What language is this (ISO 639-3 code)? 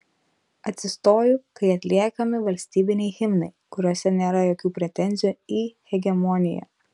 lit